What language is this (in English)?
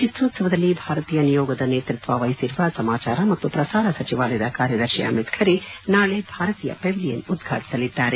Kannada